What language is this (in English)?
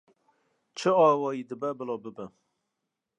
Kurdish